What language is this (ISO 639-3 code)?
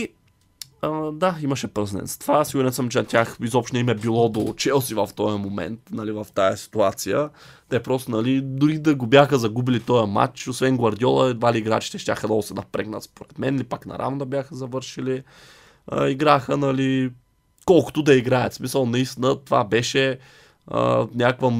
bul